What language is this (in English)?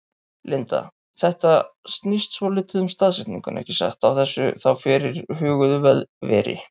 Icelandic